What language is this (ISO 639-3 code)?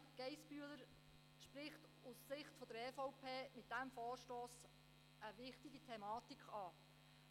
gsw